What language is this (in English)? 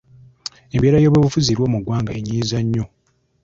Ganda